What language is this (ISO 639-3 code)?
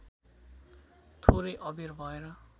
nep